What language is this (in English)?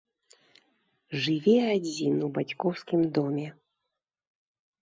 Belarusian